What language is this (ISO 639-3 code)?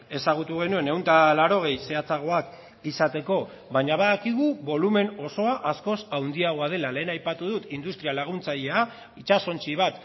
eus